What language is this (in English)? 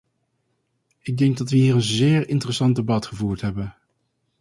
Dutch